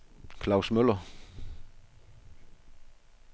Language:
Danish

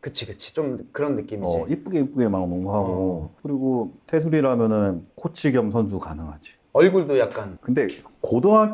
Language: Korean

